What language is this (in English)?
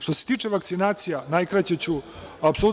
Serbian